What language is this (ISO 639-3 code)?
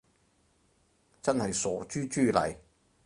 yue